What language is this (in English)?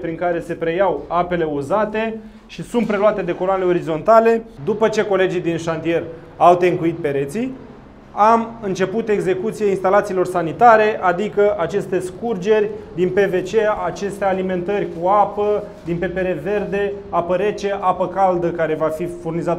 Romanian